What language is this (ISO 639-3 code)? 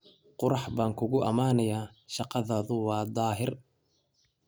som